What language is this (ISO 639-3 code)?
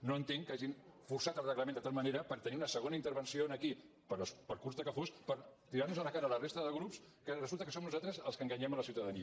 cat